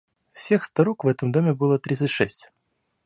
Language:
Russian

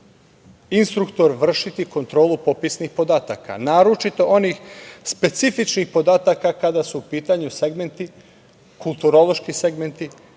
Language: Serbian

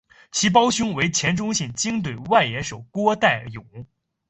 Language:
Chinese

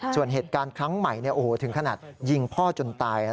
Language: Thai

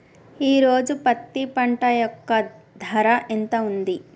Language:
Telugu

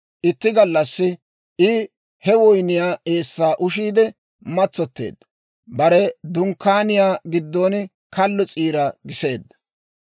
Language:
Dawro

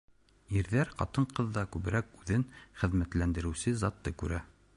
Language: Bashkir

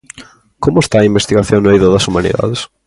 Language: Galician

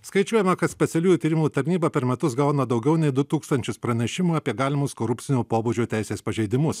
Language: Lithuanian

